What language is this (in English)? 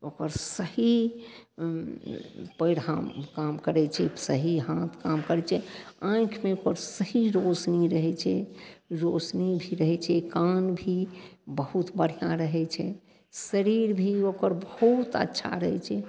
Maithili